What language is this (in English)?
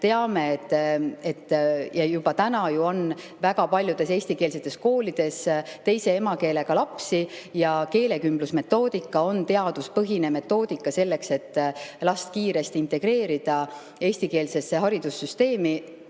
Estonian